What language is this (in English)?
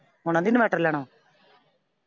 Punjabi